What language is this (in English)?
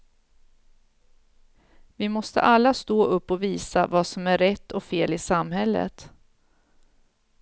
Swedish